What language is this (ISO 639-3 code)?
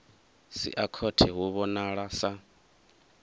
ven